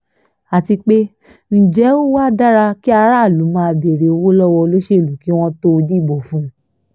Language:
Yoruba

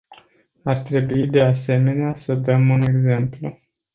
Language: Romanian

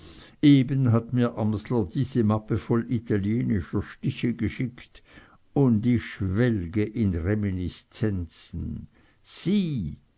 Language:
German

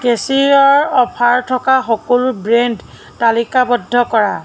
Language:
Assamese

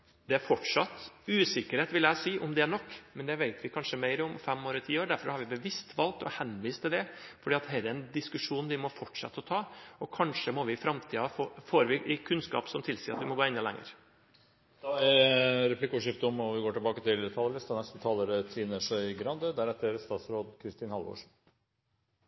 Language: Norwegian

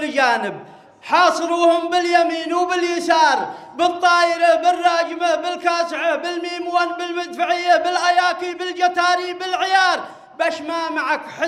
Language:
Arabic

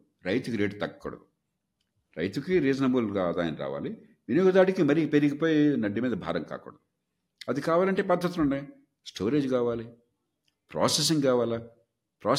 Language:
Telugu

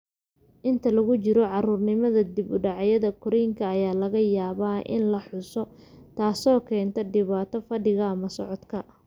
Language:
Somali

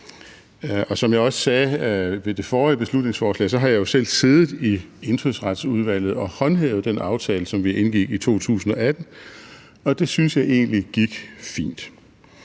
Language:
Danish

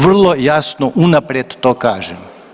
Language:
Croatian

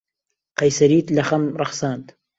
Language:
Central Kurdish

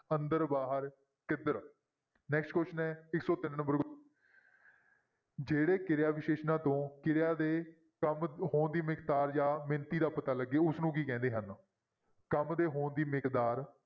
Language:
Punjabi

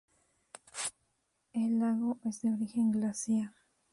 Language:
Spanish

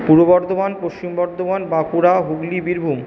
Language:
Bangla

